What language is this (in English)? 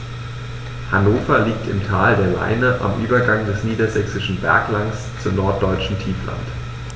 German